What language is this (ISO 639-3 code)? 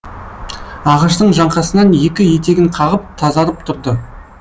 kaz